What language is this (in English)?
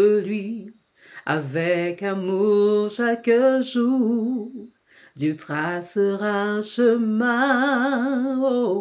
French